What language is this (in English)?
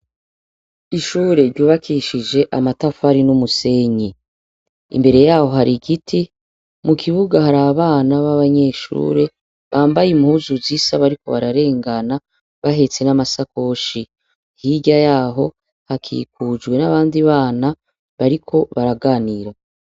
Rundi